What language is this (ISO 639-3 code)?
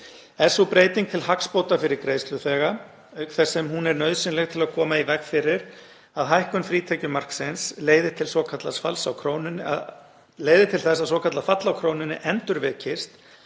isl